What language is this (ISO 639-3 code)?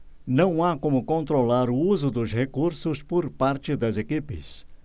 por